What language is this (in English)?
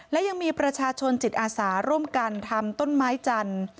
Thai